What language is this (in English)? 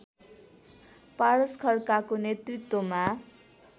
Nepali